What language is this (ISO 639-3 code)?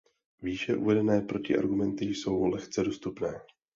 ces